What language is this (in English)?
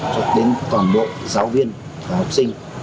Vietnamese